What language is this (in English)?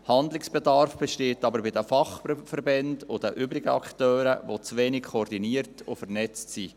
Swiss German